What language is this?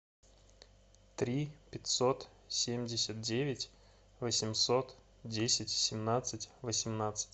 Russian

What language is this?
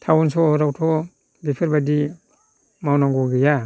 Bodo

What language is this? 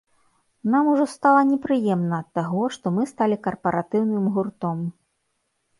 Belarusian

